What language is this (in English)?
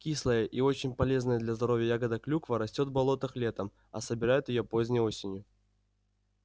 Russian